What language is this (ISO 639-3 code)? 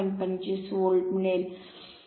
mar